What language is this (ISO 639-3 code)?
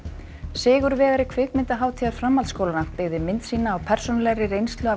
isl